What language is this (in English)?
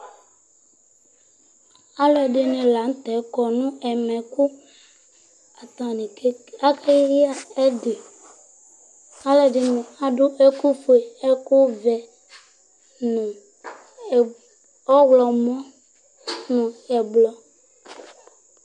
Ikposo